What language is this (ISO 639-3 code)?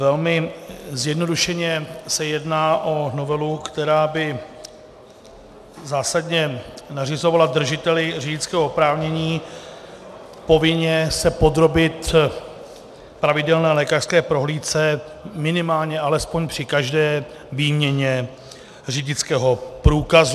ces